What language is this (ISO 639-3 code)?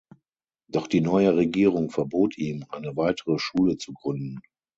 deu